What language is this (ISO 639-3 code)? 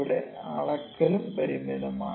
mal